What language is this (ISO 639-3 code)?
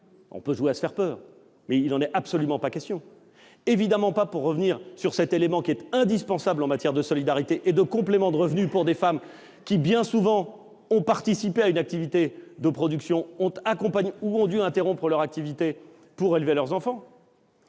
fra